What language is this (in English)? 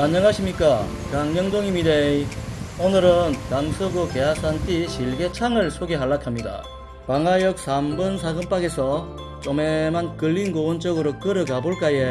Korean